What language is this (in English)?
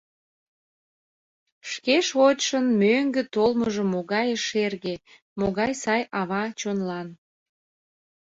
Mari